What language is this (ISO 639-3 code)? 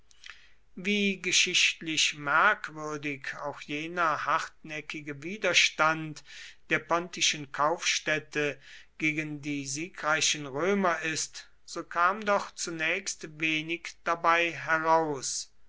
deu